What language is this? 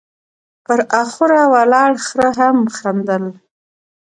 Pashto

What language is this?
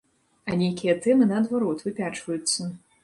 Belarusian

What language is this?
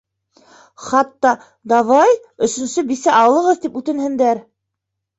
Bashkir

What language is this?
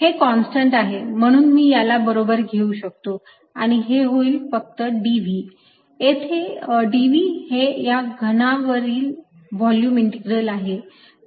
Marathi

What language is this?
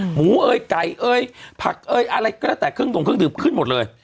Thai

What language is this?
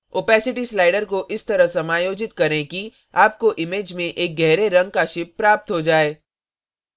Hindi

